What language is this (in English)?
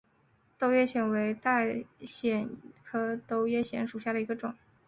Chinese